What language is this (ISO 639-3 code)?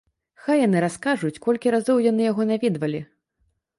bel